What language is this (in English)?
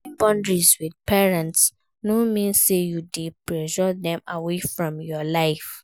Nigerian Pidgin